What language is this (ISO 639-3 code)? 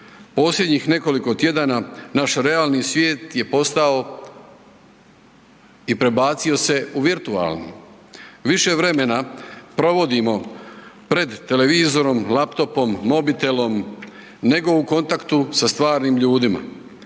hrv